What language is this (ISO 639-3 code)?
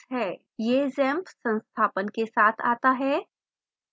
hin